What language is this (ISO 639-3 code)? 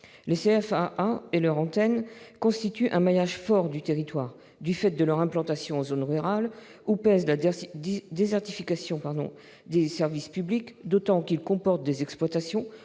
fra